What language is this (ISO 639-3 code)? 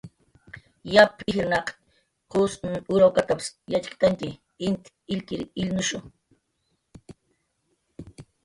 jqr